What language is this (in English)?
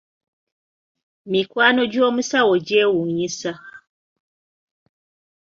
Ganda